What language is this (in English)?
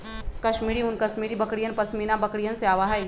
Magahi